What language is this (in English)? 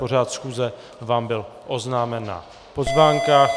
Czech